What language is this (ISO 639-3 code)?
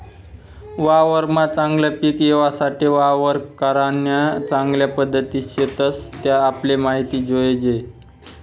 mar